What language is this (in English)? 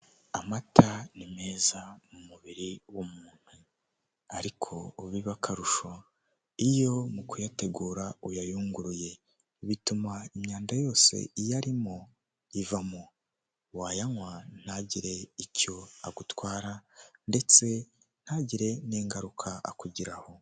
Kinyarwanda